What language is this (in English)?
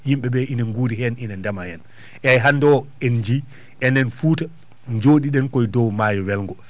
Fula